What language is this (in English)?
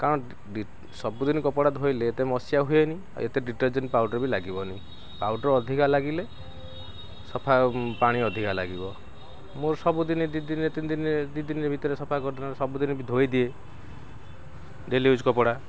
Odia